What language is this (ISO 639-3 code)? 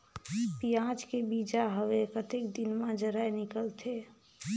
hne